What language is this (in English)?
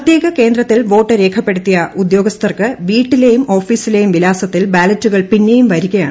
Malayalam